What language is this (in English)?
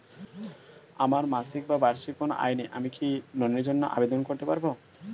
Bangla